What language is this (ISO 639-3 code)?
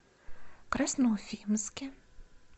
rus